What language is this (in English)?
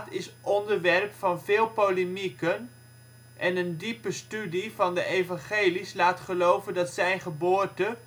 Dutch